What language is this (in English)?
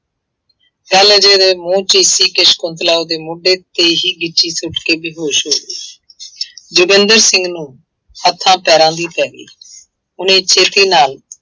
Punjabi